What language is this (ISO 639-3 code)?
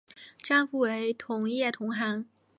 zho